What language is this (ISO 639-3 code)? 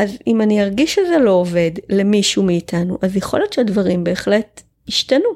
heb